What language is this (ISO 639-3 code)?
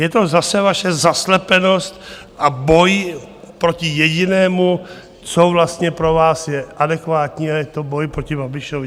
ces